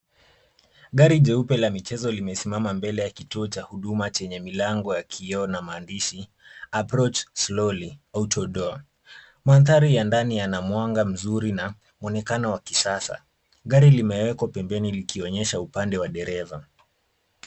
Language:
Swahili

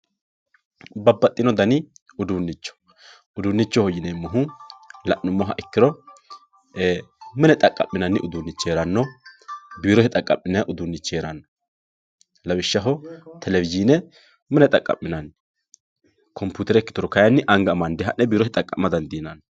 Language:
Sidamo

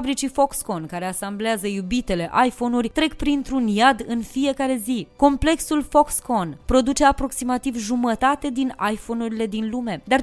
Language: Romanian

